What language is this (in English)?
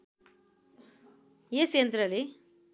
Nepali